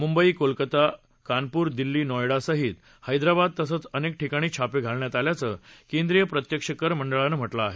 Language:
Marathi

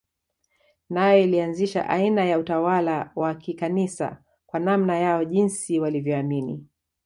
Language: Swahili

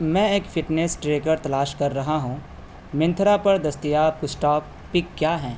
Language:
Urdu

